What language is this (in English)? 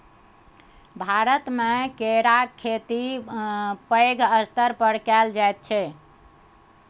Maithili